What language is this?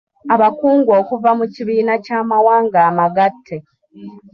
Ganda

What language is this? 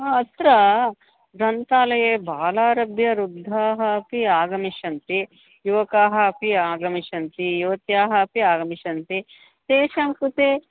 Sanskrit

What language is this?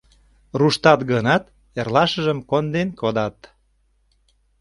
Mari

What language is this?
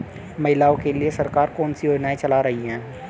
Hindi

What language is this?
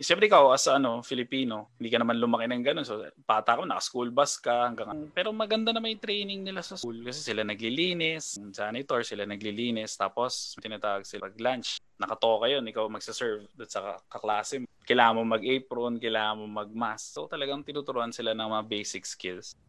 Filipino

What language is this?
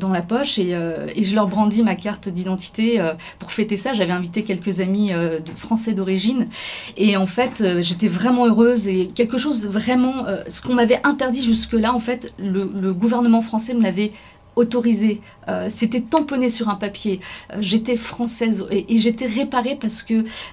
French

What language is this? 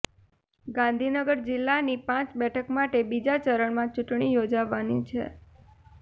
Gujarati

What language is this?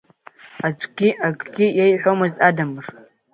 Abkhazian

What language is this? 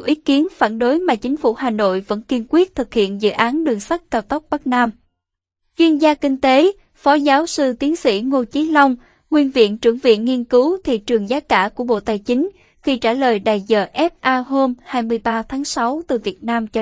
Vietnamese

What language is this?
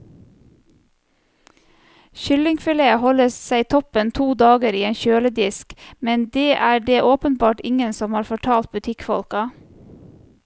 Norwegian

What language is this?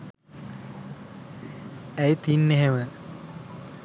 Sinhala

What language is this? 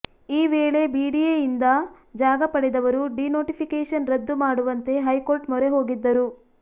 Kannada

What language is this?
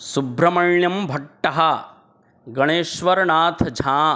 Sanskrit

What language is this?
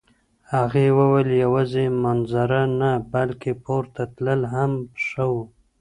Pashto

